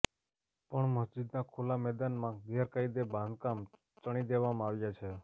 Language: Gujarati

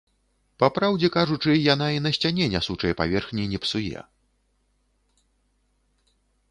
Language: Belarusian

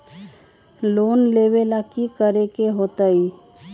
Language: Magahi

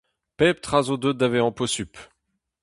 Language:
Breton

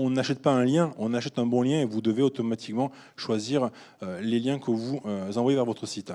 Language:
French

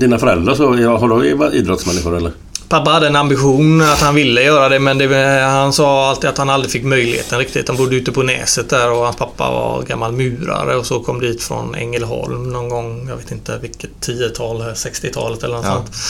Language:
Swedish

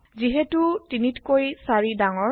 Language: Assamese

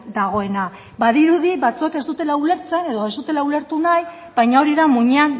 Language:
Basque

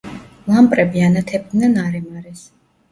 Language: Georgian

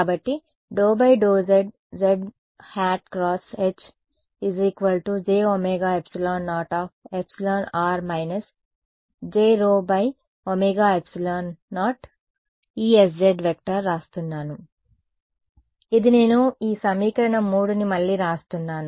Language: Telugu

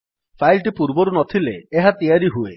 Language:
Odia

